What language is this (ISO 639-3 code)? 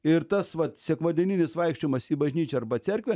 lit